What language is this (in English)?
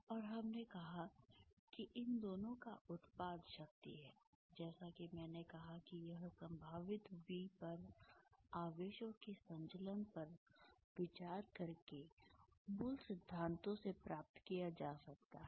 Hindi